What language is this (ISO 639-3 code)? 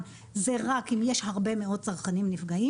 heb